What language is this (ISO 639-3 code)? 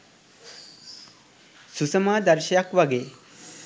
sin